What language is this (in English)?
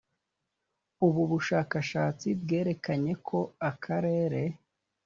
Kinyarwanda